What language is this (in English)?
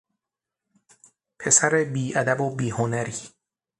Persian